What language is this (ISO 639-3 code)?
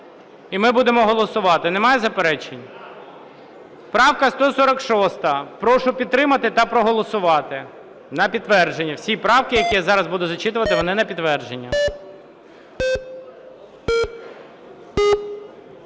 ukr